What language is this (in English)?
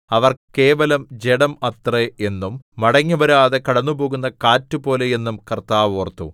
Malayalam